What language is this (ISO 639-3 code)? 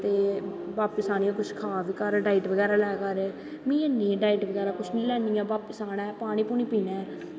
doi